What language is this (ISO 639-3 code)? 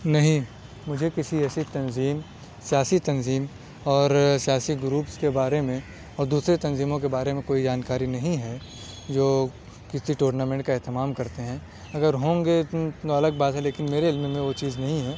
urd